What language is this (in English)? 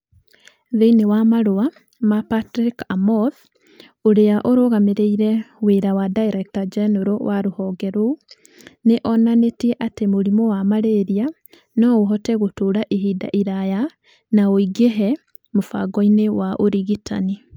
Kikuyu